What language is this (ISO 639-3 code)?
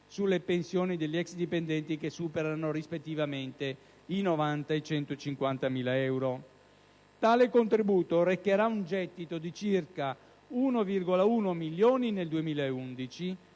ita